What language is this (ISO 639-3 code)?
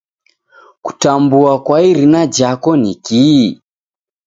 dav